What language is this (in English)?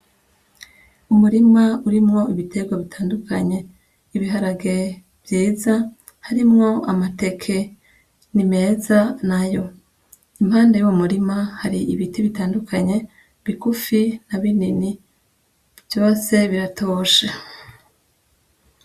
Rundi